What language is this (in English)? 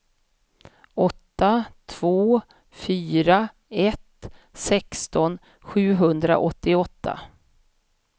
Swedish